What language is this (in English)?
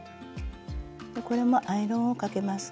Japanese